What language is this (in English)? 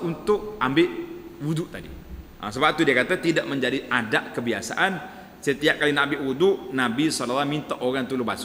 Malay